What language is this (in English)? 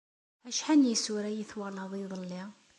Kabyle